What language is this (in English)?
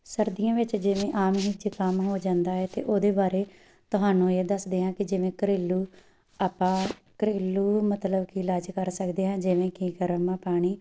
Punjabi